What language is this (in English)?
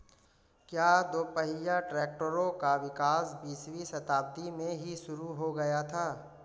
Hindi